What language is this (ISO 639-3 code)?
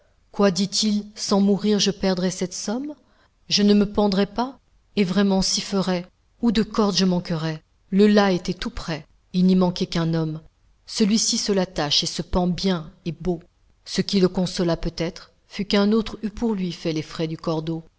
fra